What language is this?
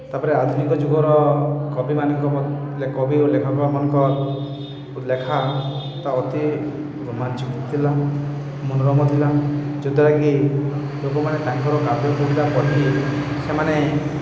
Odia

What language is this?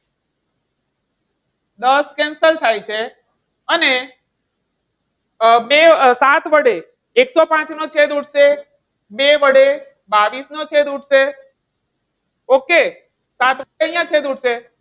Gujarati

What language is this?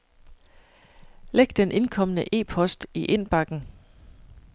Danish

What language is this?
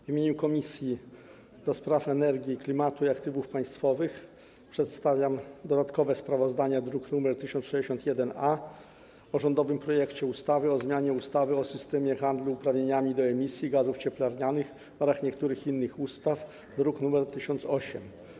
Polish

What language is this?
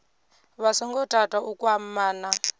Venda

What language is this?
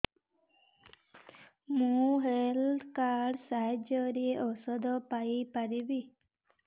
Odia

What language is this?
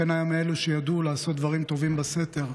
Hebrew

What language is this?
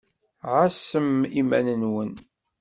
Kabyle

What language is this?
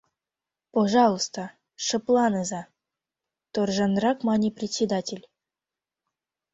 Mari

